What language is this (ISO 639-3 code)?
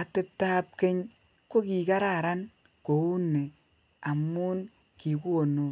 kln